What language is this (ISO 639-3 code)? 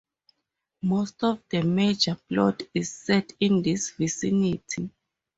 eng